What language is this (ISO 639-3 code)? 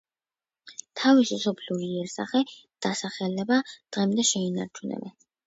kat